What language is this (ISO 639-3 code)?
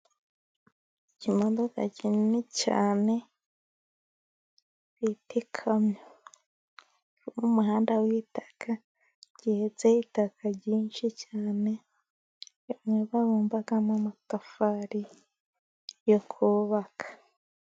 kin